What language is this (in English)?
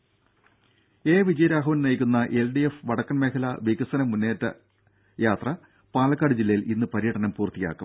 Malayalam